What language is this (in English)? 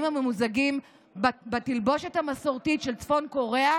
Hebrew